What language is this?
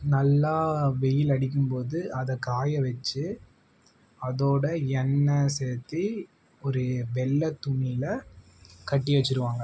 Tamil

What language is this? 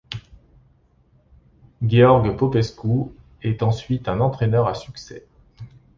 French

